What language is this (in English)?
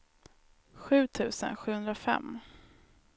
Swedish